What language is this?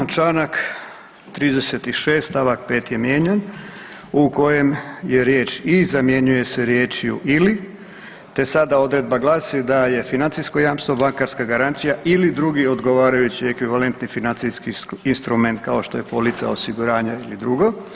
Croatian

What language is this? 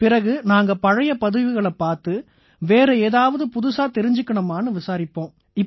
Tamil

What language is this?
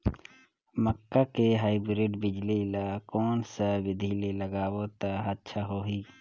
Chhattisgarhi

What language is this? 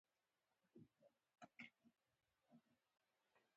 Pashto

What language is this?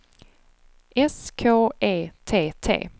Swedish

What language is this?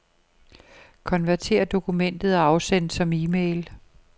Danish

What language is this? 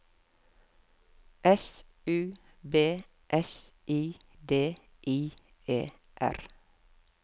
Norwegian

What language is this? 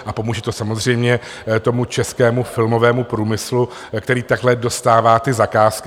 Czech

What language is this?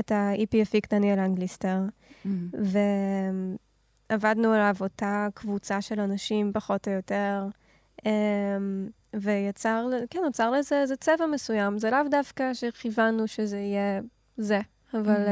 Hebrew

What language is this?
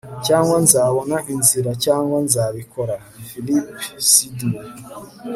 Kinyarwanda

